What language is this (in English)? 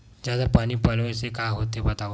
Chhattisgarhi